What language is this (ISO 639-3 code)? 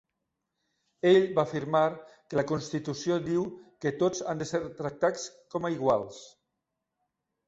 cat